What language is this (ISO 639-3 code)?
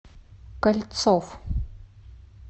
rus